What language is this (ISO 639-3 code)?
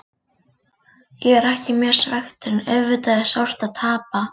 isl